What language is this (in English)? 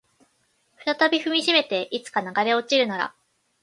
Japanese